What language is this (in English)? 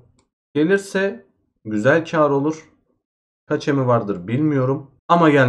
Turkish